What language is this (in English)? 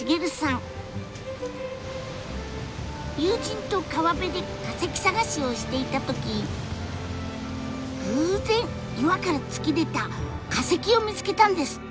Japanese